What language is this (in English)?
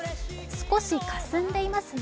Japanese